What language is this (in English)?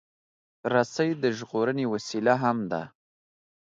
Pashto